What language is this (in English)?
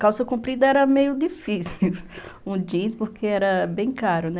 Portuguese